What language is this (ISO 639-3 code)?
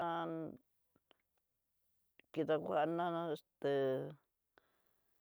mtx